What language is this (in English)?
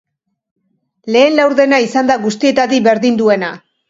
Basque